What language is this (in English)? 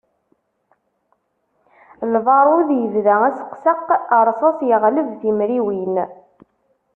Kabyle